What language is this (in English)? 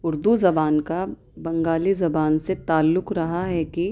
Urdu